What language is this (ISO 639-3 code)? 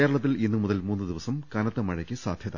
mal